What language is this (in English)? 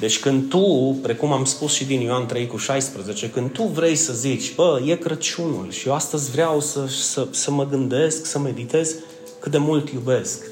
Romanian